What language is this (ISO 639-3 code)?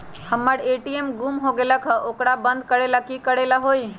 mag